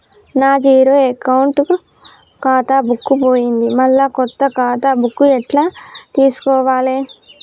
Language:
Telugu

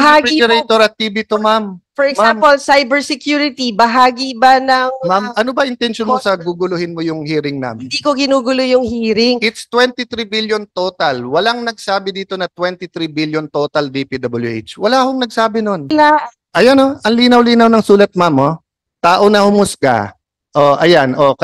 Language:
Filipino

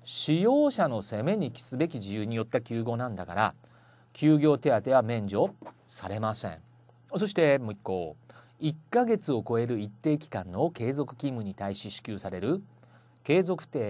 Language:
Japanese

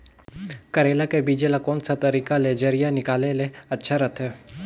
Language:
Chhattisgarhi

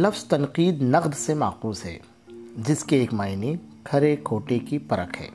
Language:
Urdu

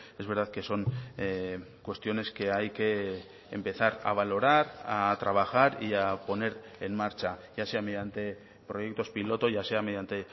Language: Spanish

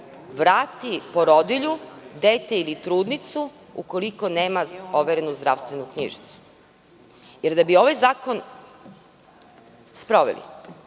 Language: Serbian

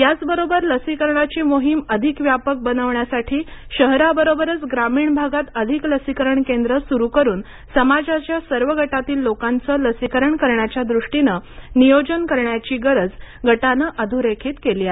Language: Marathi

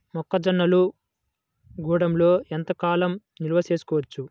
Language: Telugu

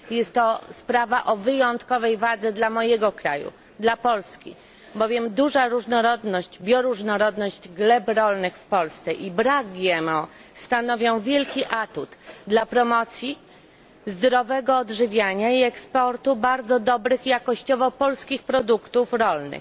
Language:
Polish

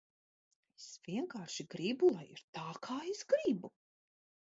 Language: Latvian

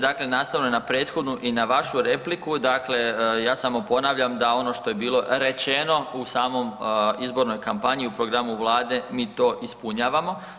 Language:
Croatian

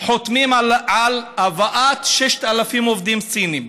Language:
Hebrew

